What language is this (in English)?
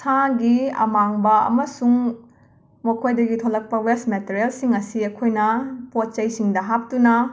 Manipuri